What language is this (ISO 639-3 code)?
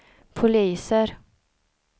swe